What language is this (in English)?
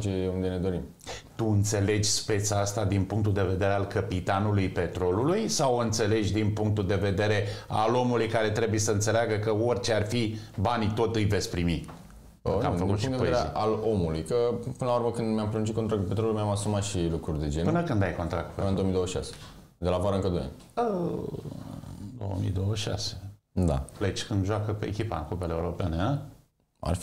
Romanian